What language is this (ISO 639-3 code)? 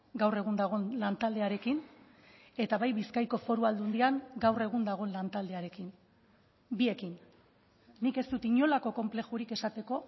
eus